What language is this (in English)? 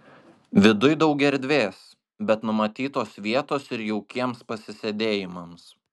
Lithuanian